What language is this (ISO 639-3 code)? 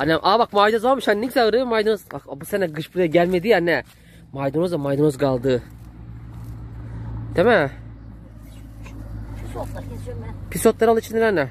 tur